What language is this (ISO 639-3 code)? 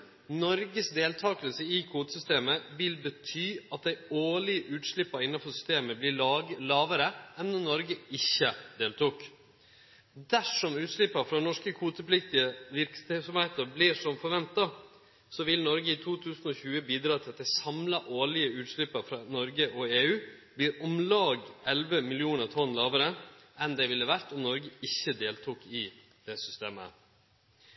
nno